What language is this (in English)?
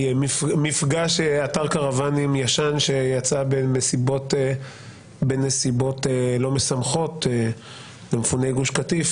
Hebrew